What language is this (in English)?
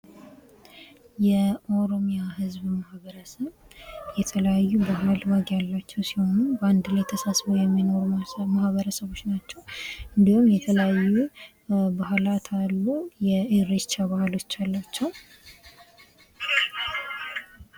Amharic